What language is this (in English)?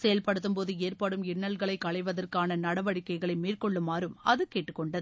Tamil